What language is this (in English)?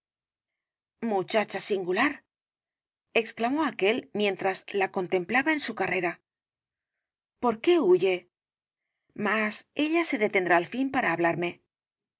Spanish